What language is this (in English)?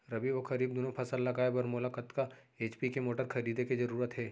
Chhattisgarhi